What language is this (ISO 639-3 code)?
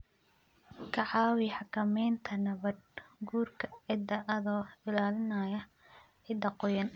som